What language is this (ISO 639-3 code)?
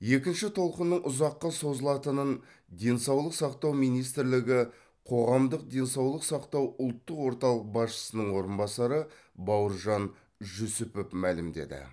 kaz